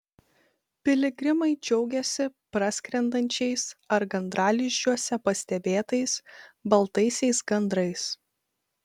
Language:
Lithuanian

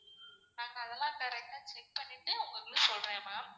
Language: Tamil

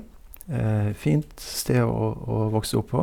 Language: Norwegian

